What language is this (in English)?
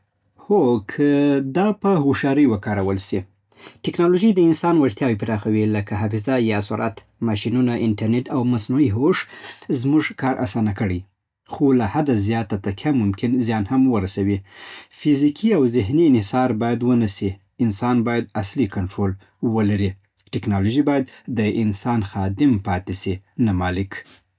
Southern Pashto